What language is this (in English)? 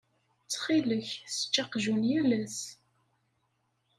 Kabyle